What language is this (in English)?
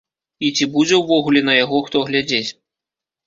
Belarusian